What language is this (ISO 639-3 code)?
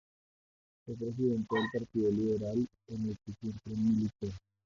spa